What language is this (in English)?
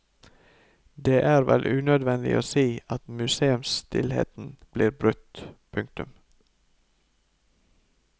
Norwegian